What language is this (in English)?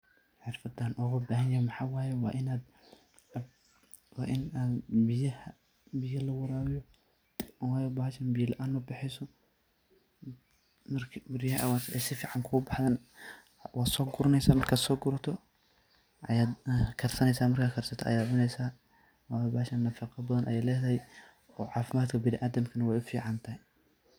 Somali